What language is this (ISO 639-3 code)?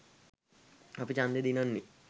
sin